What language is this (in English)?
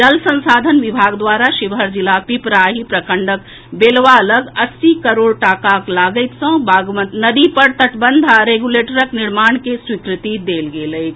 Maithili